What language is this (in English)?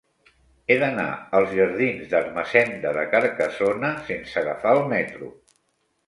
Catalan